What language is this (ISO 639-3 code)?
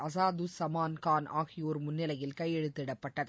tam